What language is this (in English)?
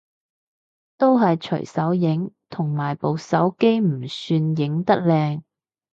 Cantonese